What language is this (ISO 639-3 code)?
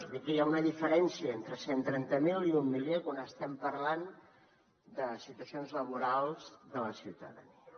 cat